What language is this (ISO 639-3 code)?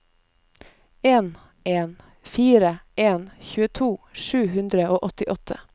nor